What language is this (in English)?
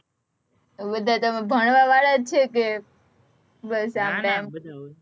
Gujarati